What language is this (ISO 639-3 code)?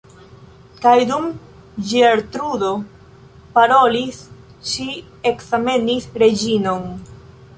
epo